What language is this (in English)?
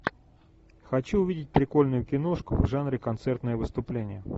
Russian